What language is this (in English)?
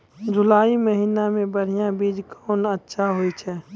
Maithili